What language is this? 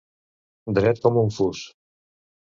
Catalan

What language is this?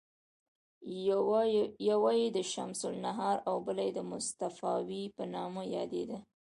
Pashto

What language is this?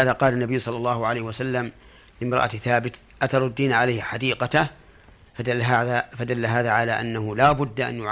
Arabic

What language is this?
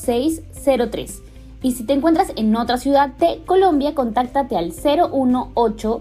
Spanish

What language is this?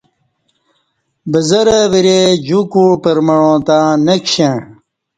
Kati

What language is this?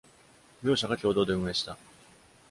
Japanese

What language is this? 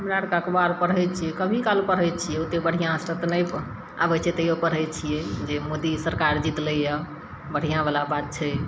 Maithili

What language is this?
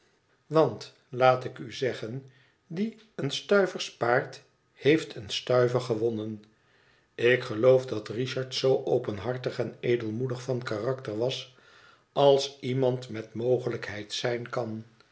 Dutch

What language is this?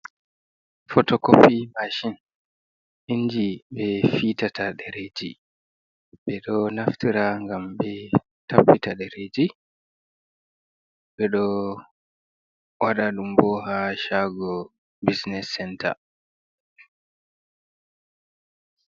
Fula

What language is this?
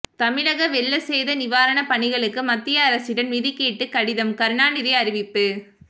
Tamil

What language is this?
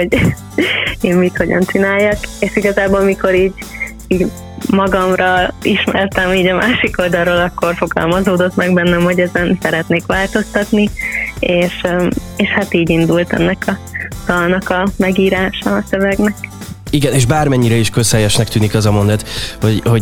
Hungarian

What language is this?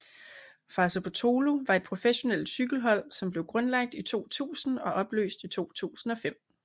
Danish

